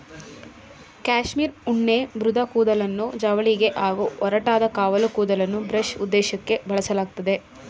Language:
Kannada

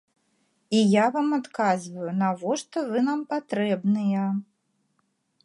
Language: Belarusian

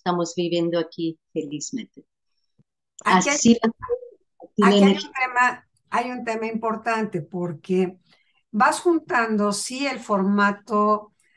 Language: Spanish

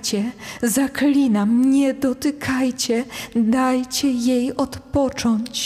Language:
Polish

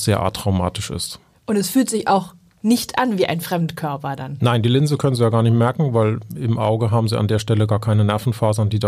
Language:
German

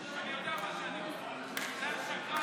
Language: Hebrew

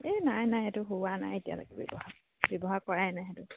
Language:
Assamese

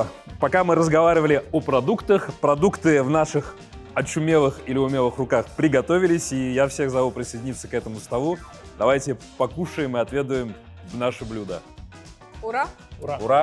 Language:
Russian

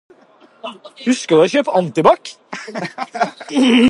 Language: Norwegian Bokmål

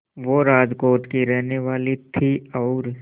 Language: Hindi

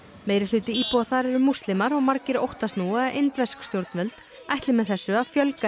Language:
Icelandic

